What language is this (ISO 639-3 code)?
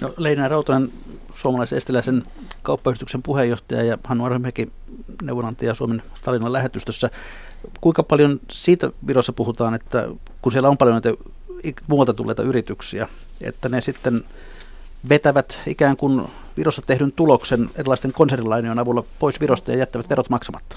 fin